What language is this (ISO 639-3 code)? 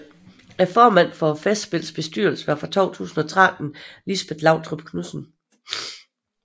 dan